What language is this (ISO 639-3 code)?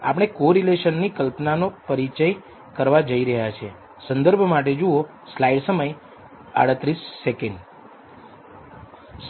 guj